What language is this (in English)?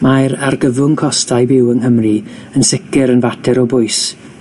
Welsh